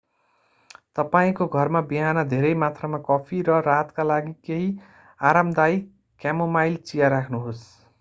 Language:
Nepali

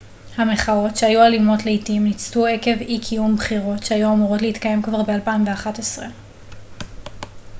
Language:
Hebrew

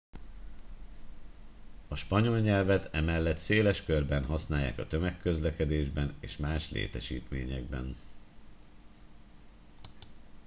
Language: Hungarian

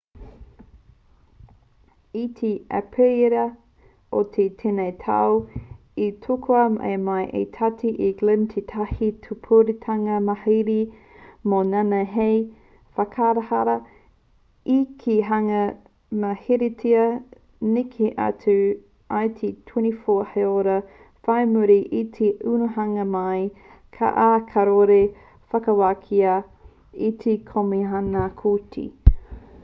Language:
Māori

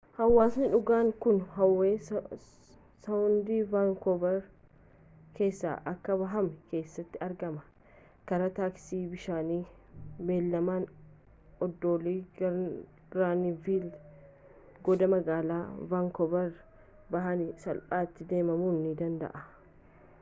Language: Oromo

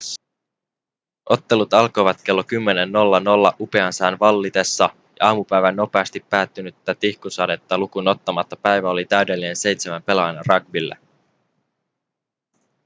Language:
Finnish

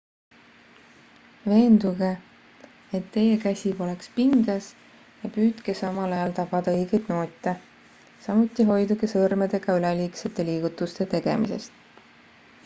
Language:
Estonian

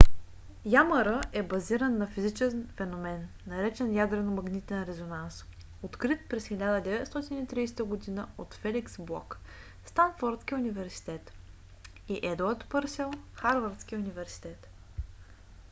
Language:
Bulgarian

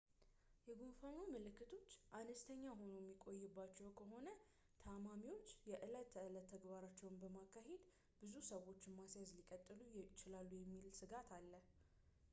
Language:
Amharic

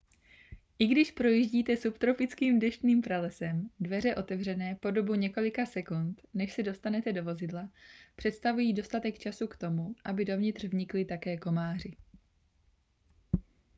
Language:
Czech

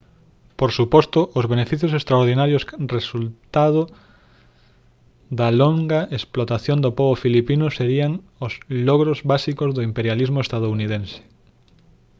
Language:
Galician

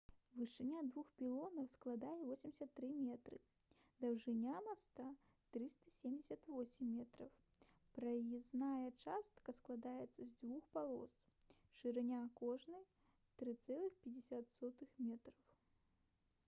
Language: Belarusian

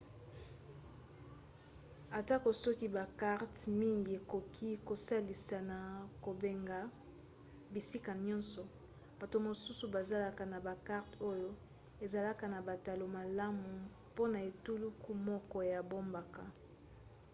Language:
Lingala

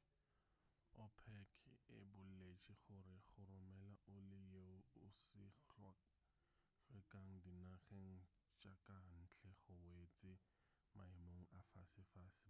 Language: Northern Sotho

